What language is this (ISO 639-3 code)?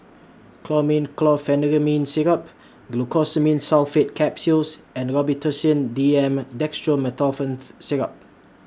eng